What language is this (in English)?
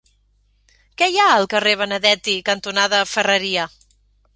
Catalan